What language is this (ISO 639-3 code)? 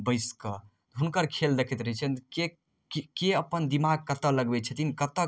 mai